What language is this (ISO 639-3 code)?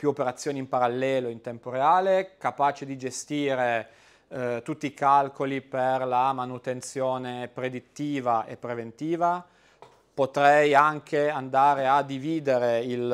ita